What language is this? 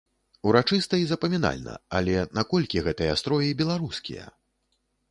Belarusian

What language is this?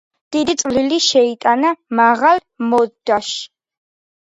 Georgian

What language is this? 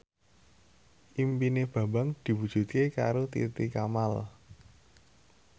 Javanese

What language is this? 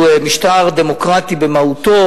Hebrew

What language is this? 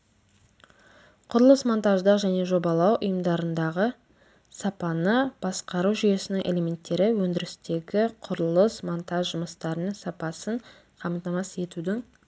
Kazakh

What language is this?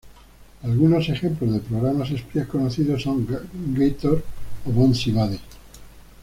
Spanish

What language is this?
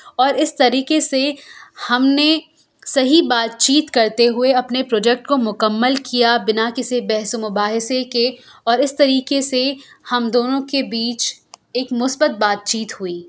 Urdu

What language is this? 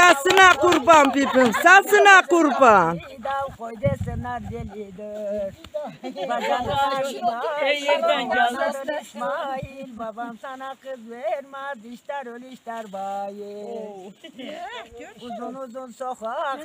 Turkish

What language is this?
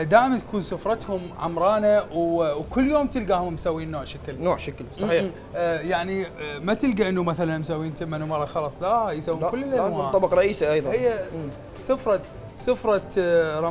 Arabic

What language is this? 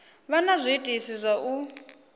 Venda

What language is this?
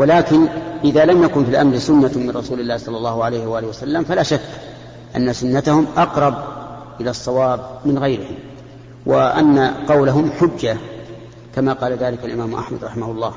Arabic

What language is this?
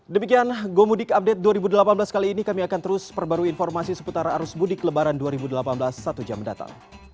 Indonesian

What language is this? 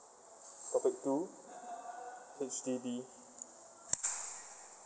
English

